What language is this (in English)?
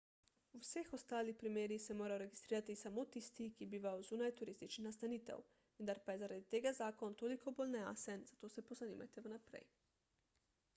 Slovenian